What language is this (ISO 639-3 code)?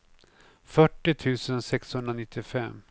swe